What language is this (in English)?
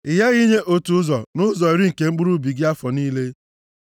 Igbo